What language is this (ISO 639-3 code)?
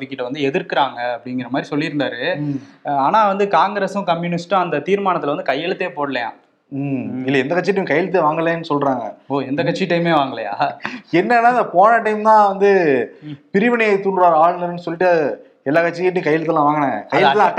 tam